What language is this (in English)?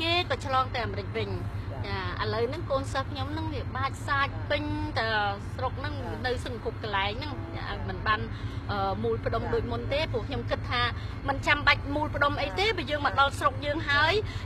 Thai